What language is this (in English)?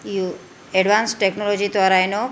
Gujarati